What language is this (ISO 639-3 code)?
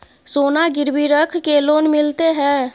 mai